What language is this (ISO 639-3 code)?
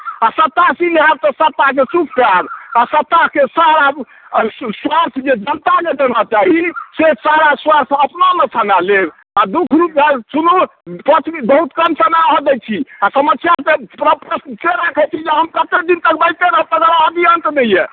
mai